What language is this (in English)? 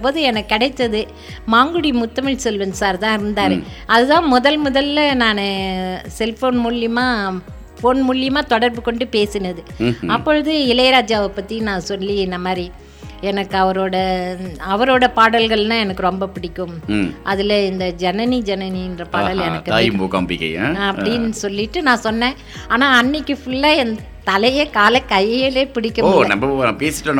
Tamil